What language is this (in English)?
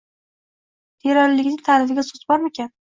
Uzbek